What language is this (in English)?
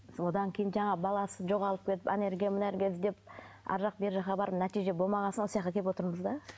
Kazakh